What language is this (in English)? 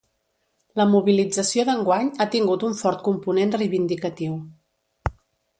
Catalan